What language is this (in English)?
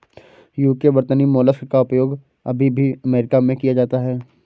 Hindi